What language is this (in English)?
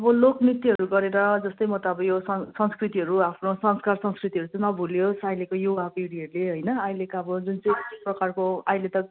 Nepali